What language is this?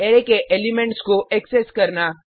Hindi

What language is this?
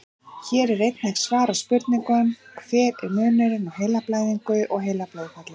Icelandic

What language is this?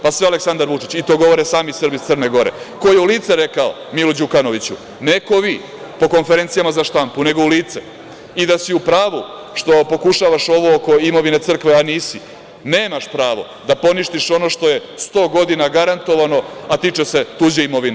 Serbian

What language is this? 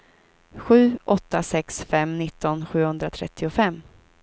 Swedish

